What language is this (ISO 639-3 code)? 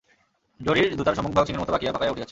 ben